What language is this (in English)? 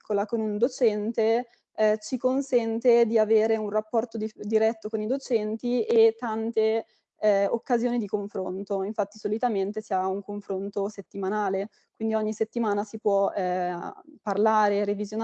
Italian